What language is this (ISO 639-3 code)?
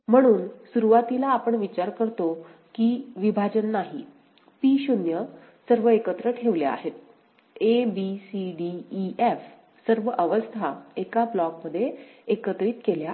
mar